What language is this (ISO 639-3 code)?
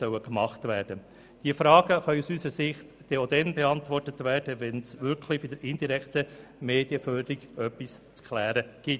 gsw